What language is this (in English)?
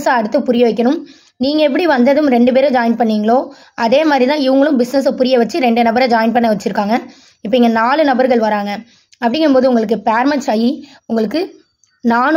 Dutch